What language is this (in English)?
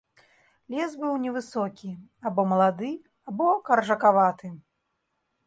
Belarusian